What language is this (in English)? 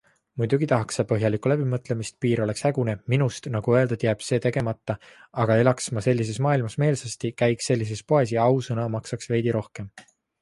Estonian